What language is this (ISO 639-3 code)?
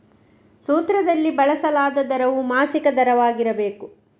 kan